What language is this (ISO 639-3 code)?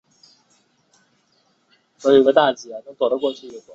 zho